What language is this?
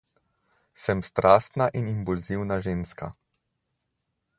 Slovenian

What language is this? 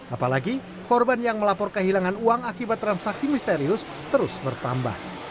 Indonesian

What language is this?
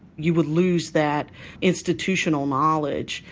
English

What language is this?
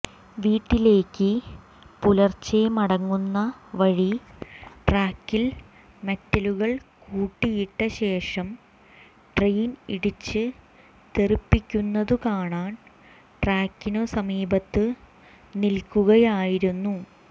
Malayalam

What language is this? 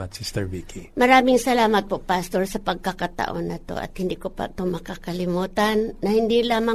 Filipino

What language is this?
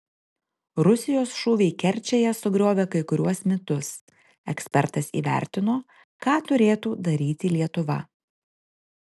Lithuanian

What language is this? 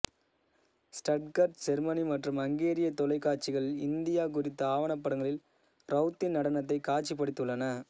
Tamil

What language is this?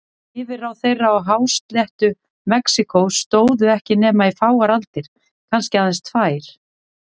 Icelandic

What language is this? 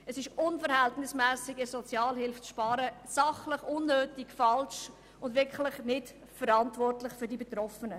Swiss German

